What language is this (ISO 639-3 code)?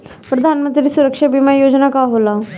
bho